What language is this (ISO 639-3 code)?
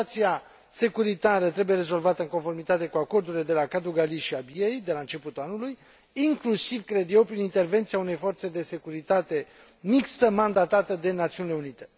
ron